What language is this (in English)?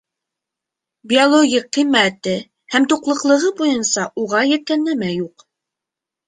Bashkir